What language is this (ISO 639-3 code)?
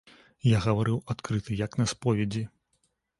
bel